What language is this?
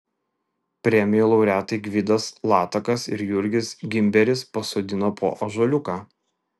Lithuanian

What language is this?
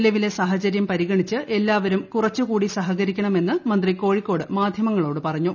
Malayalam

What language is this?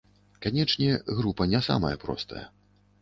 Belarusian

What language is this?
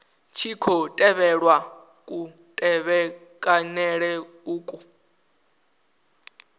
Venda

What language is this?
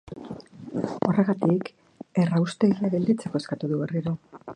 Basque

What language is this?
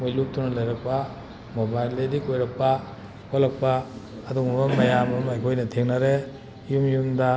Manipuri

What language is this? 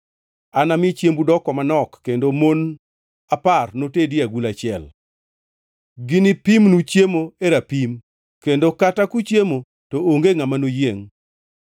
Luo (Kenya and Tanzania)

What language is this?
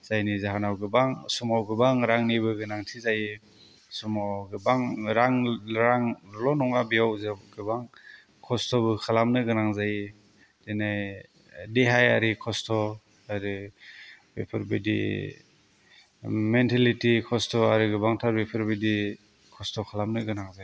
Bodo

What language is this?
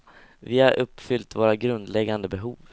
Swedish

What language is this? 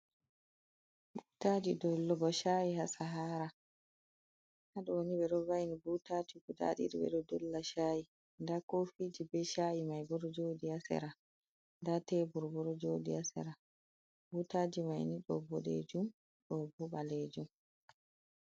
Fula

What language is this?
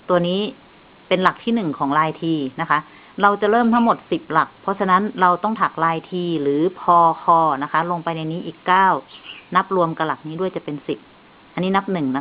Thai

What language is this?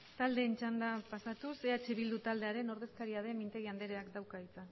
Basque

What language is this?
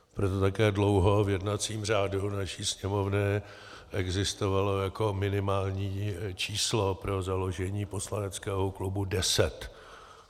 Czech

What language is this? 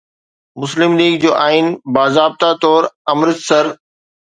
Sindhi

